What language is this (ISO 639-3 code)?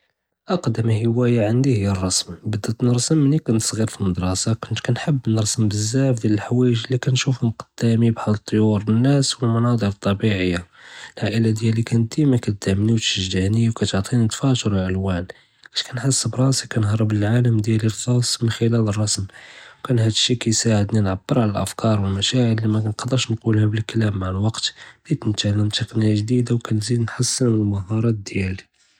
jrb